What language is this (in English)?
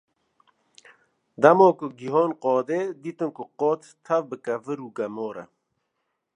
Kurdish